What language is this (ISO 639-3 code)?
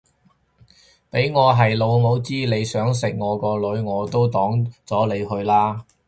yue